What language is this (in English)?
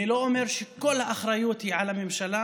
Hebrew